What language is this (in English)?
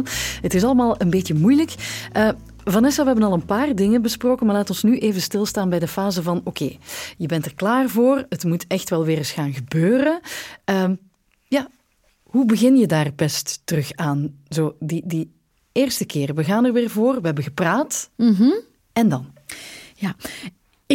Dutch